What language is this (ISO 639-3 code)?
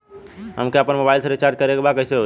bho